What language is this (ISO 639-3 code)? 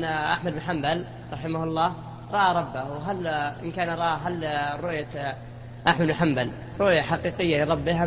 ara